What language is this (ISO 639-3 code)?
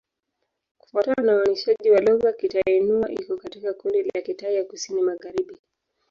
swa